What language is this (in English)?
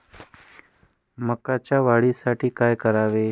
Marathi